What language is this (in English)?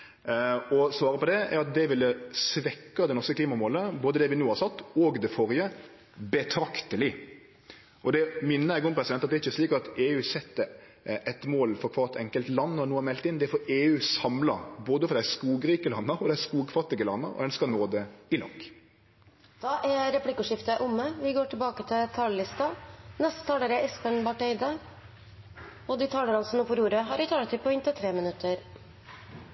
Norwegian